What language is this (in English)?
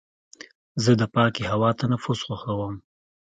Pashto